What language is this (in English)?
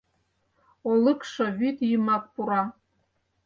Mari